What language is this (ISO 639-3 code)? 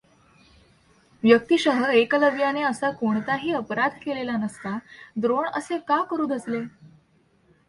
mar